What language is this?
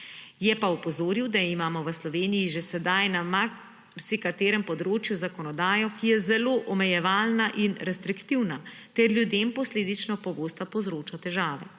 Slovenian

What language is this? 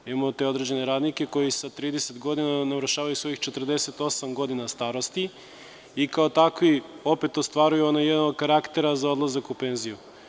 Serbian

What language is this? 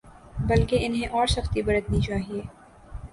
Urdu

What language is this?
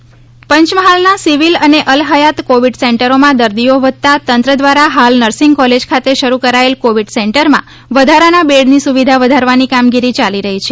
Gujarati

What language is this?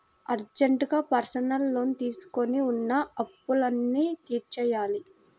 Telugu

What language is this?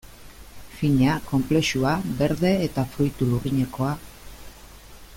Basque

